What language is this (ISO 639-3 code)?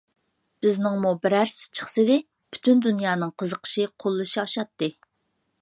uig